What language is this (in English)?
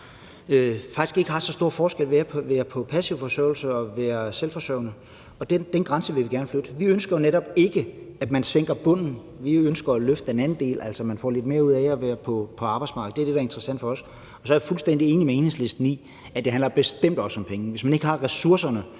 Danish